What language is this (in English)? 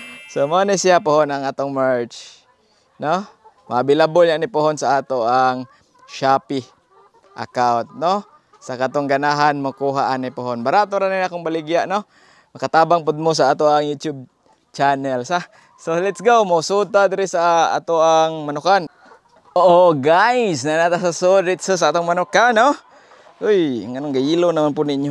Filipino